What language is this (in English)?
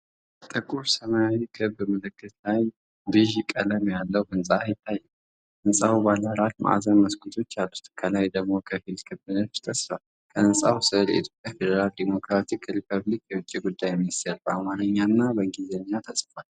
Amharic